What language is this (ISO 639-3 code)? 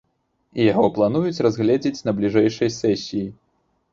bel